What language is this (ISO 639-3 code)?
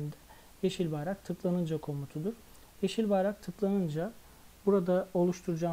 tur